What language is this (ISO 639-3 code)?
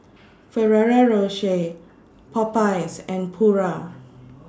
eng